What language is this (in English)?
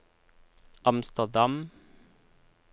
Norwegian